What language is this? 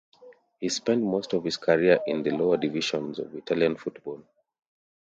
English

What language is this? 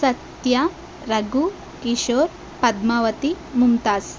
Telugu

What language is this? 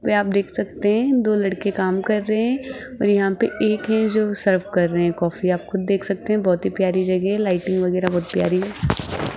Hindi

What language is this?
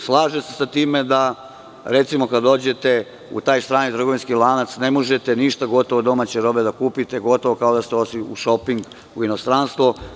Serbian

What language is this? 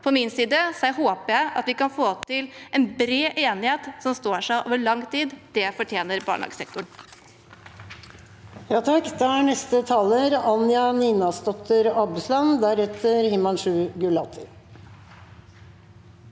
Norwegian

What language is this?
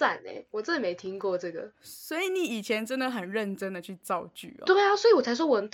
Chinese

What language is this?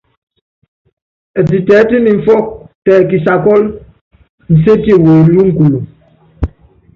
Yangben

